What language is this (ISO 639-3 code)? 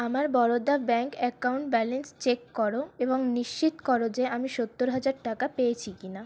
ben